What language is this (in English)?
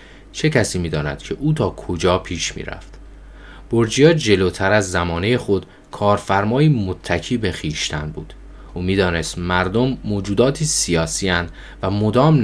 Persian